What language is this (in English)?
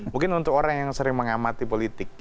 Indonesian